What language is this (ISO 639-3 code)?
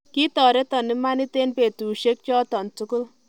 kln